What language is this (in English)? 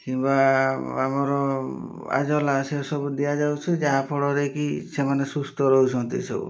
Odia